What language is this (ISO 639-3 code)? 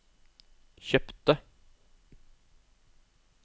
nor